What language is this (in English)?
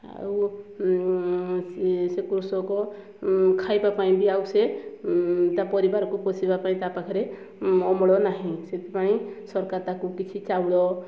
Odia